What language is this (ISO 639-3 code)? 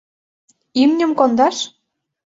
chm